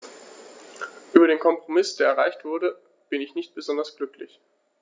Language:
German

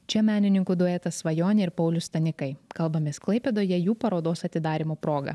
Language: Lithuanian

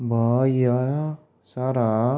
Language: Odia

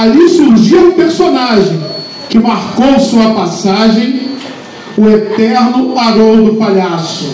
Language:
Portuguese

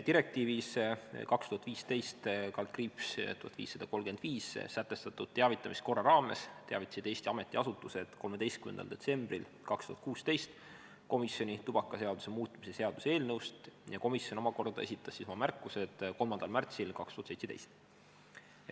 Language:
Estonian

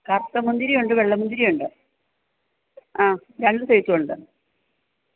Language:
Malayalam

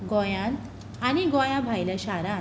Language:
Konkani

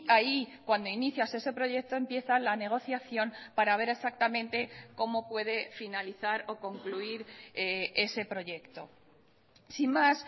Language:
Spanish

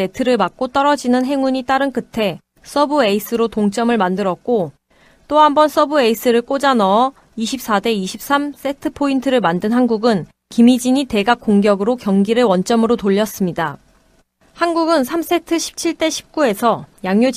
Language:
Korean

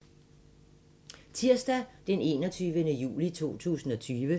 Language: Danish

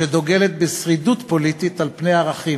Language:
Hebrew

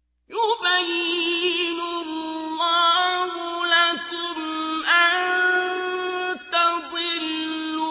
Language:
Arabic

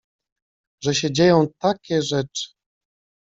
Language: Polish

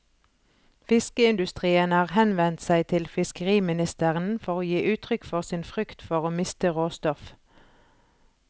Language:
Norwegian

